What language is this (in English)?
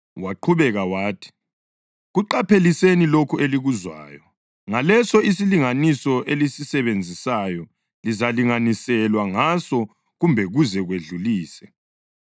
North Ndebele